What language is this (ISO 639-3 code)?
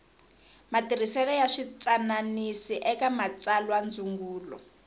tso